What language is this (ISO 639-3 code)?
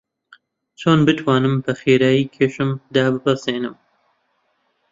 ckb